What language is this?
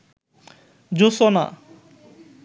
Bangla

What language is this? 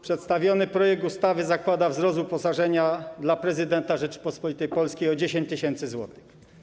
Polish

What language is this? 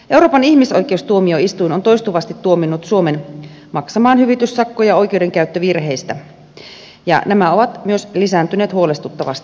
Finnish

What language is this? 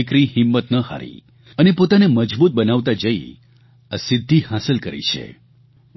Gujarati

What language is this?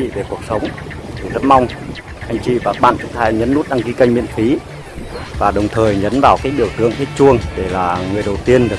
Vietnamese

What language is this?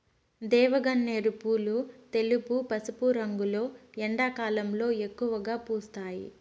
Telugu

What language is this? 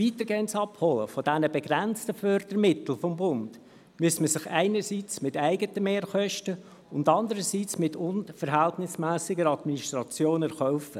Swiss German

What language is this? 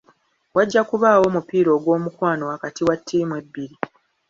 Ganda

